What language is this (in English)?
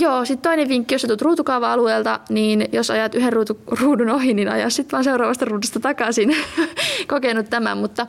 Finnish